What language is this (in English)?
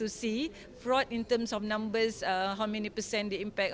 Indonesian